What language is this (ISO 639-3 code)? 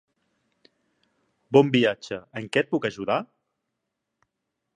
cat